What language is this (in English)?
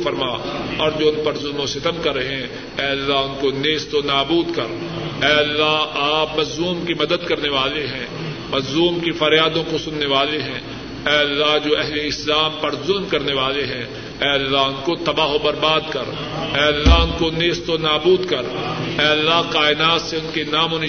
Urdu